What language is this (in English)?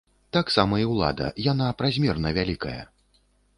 Belarusian